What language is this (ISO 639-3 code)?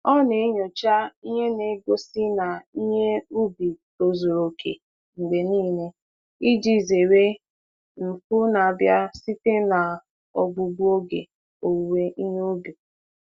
ibo